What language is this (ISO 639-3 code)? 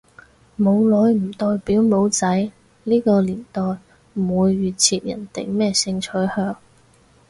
yue